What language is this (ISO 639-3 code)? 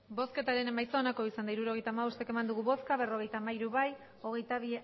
eus